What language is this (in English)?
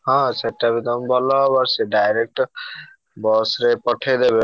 Odia